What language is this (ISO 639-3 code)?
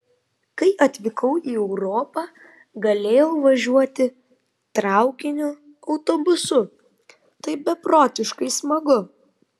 lit